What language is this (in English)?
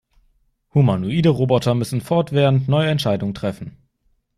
German